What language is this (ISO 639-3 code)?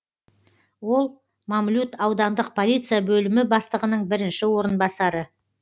kaz